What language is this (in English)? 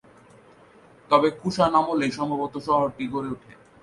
Bangla